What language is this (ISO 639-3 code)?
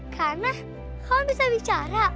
ind